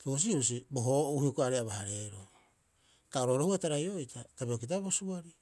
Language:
Rapoisi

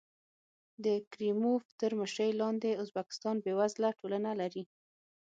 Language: Pashto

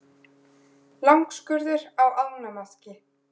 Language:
Icelandic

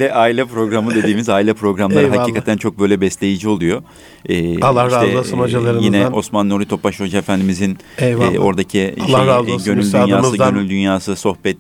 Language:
Turkish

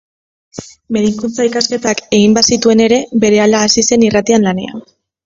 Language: Basque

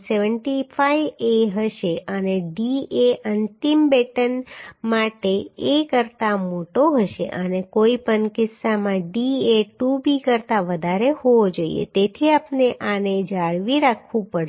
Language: Gujarati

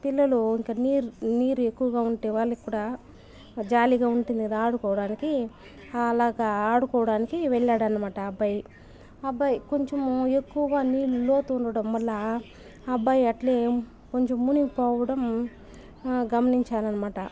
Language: Telugu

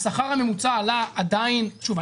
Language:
Hebrew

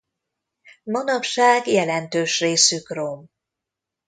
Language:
Hungarian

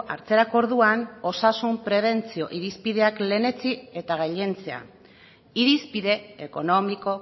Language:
Basque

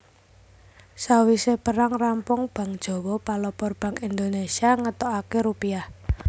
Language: Javanese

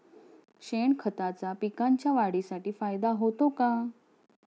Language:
Marathi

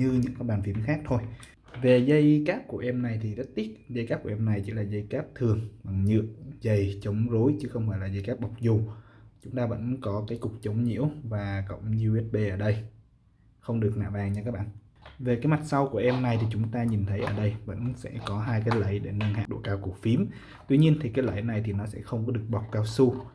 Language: Vietnamese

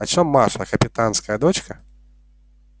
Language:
Russian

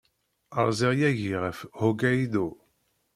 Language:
Kabyle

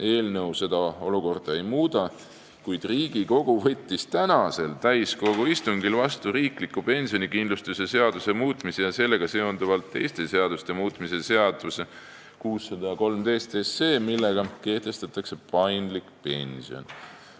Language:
Estonian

